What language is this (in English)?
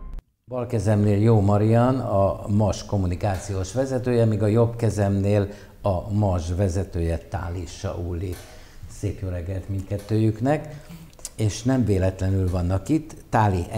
Hungarian